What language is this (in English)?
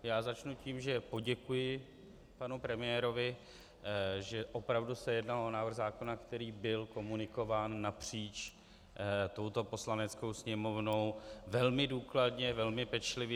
Czech